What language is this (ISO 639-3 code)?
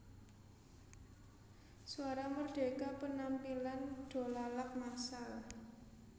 jav